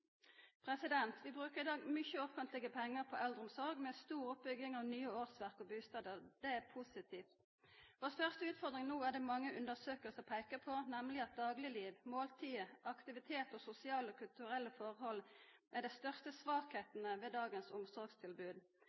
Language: Norwegian Nynorsk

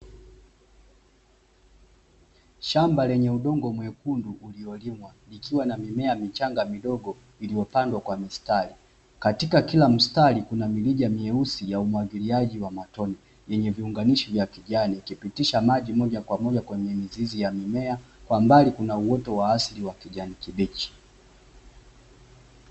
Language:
Swahili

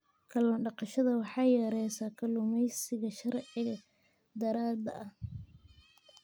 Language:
Somali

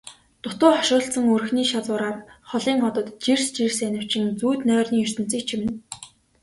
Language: Mongolian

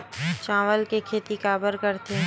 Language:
Chhattisgarhi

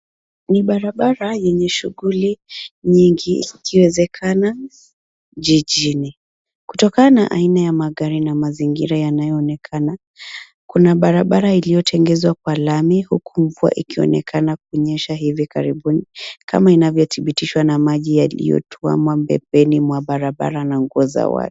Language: Swahili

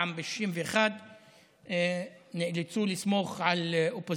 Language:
Hebrew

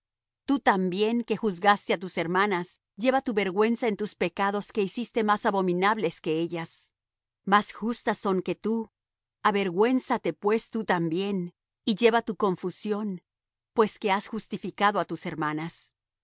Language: Spanish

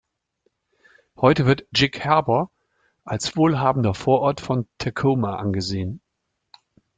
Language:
German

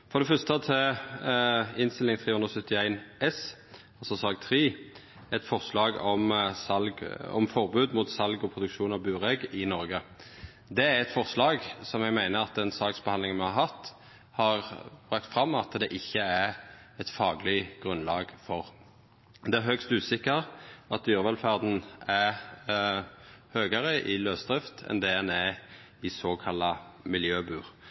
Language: Norwegian Nynorsk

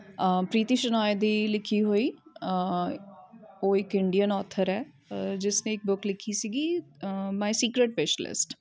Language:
Punjabi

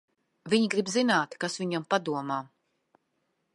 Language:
Latvian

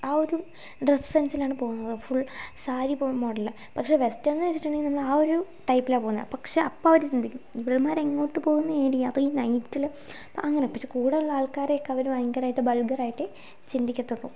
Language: Malayalam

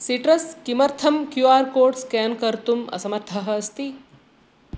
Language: Sanskrit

